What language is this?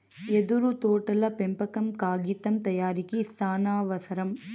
Telugu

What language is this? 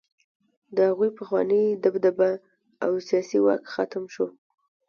Pashto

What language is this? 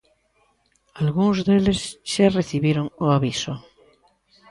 Galician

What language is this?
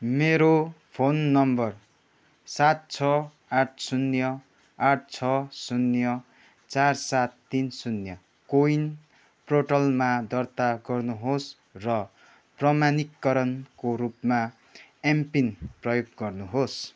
Nepali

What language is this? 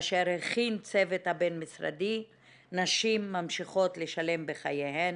Hebrew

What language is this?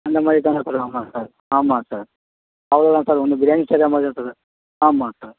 Tamil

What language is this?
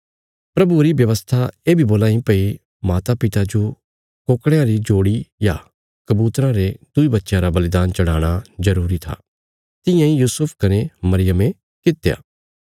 Bilaspuri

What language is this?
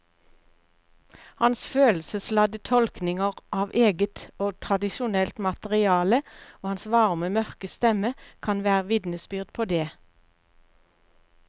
Norwegian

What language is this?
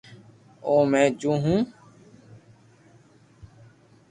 Loarki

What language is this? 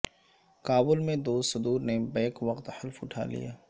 Urdu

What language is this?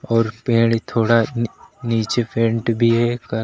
Hindi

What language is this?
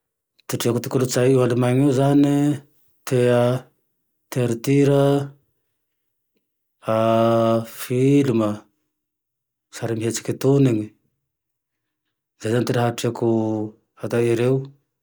Tandroy-Mahafaly Malagasy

